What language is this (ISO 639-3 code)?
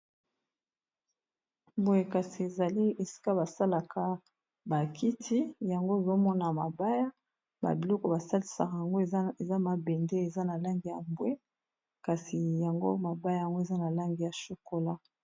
lin